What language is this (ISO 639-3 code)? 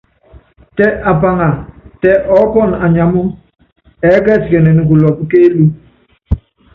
yav